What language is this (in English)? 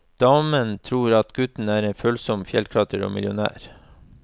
Norwegian